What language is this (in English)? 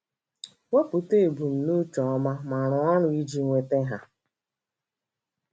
Igbo